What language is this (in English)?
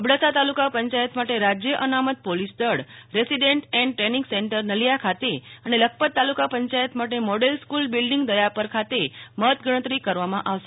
Gujarati